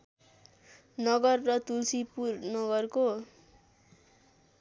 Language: Nepali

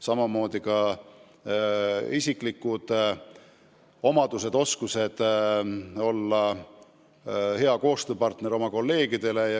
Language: Estonian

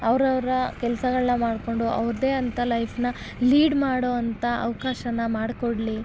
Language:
Kannada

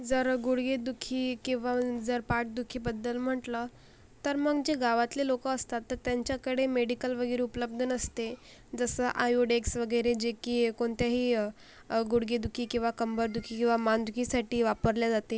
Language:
Marathi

